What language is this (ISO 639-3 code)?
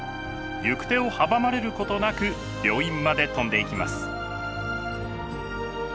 jpn